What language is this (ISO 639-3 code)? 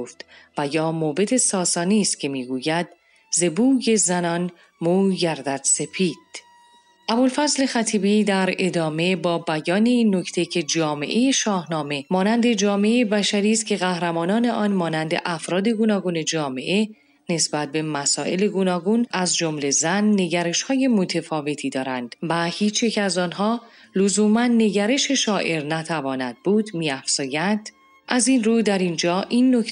fas